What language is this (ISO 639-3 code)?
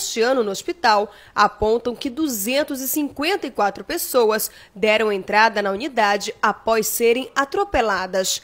por